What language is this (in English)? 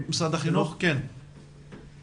Hebrew